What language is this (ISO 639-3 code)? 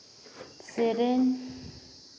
sat